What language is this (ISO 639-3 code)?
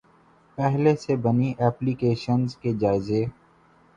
urd